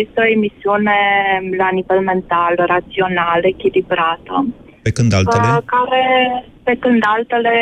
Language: Romanian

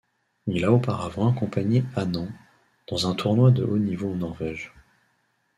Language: French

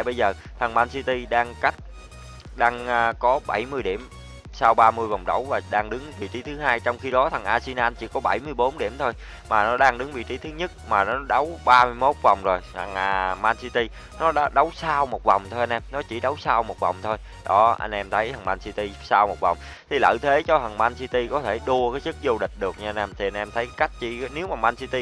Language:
Vietnamese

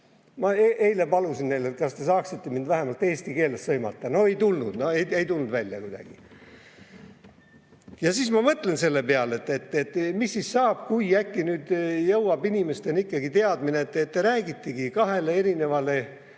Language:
Estonian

